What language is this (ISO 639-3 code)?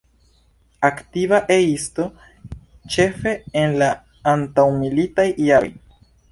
epo